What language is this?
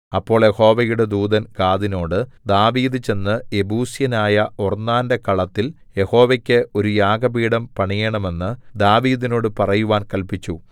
Malayalam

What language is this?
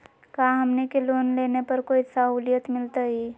Magahi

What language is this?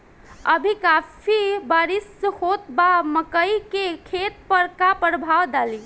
Bhojpuri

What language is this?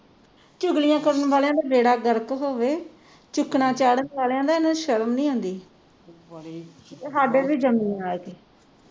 Punjabi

